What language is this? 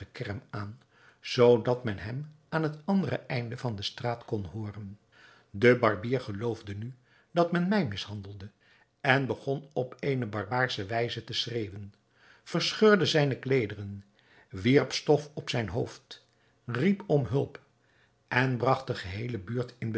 Dutch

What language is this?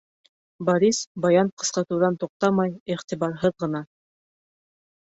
Bashkir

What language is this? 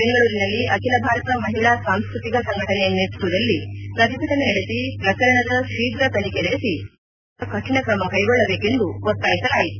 Kannada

